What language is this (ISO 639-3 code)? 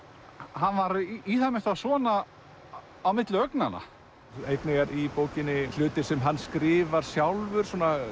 isl